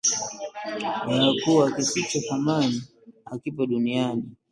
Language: Swahili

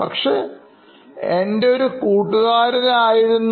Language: Malayalam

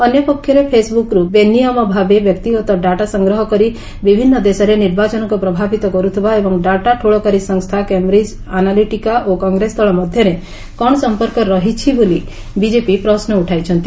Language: Odia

